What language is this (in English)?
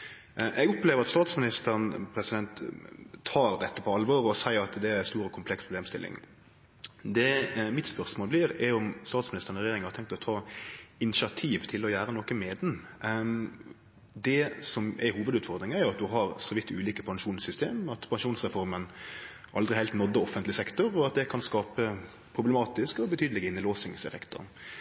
Norwegian Nynorsk